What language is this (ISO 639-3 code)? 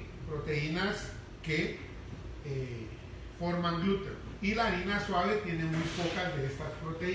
spa